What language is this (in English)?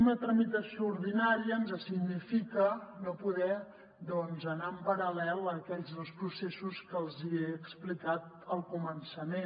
Catalan